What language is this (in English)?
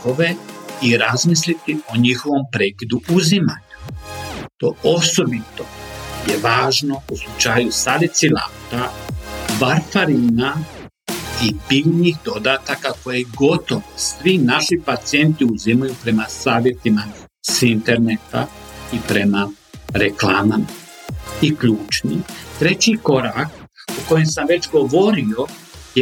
Croatian